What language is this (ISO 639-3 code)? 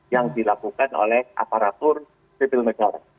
ind